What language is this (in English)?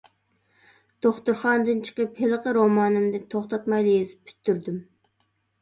Uyghur